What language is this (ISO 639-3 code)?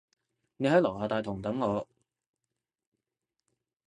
yue